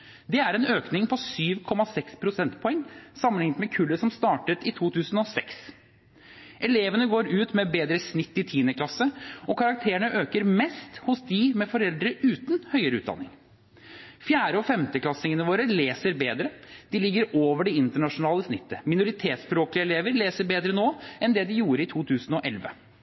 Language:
Norwegian Bokmål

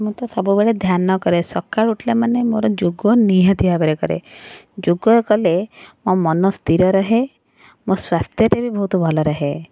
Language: Odia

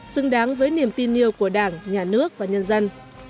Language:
Vietnamese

